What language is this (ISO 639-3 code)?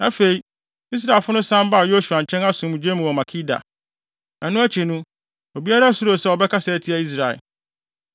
aka